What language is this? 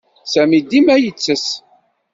Kabyle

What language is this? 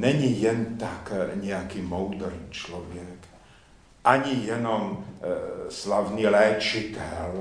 Czech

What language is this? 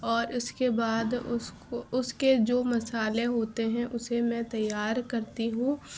Urdu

